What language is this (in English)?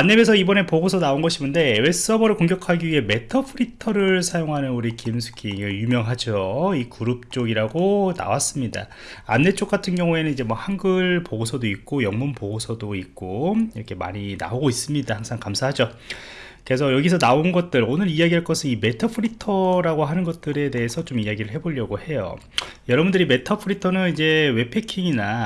Korean